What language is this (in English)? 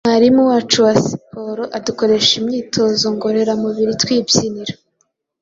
Kinyarwanda